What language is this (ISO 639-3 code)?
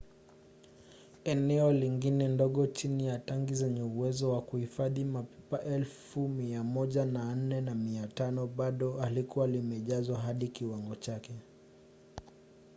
swa